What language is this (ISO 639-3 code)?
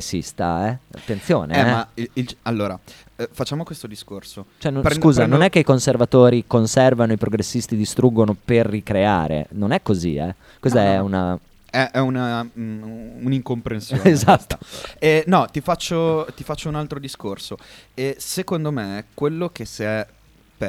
ita